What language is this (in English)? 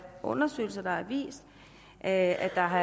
Danish